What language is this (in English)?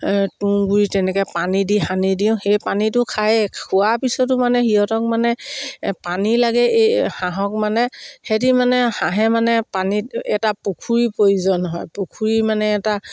Assamese